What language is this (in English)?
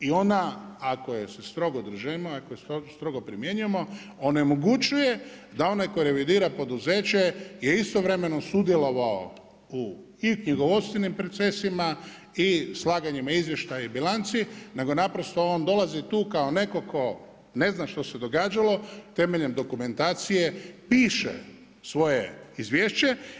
Croatian